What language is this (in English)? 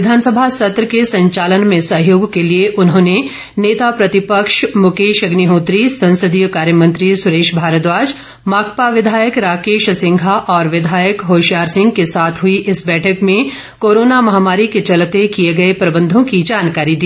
Hindi